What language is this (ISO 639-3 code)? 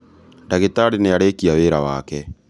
kik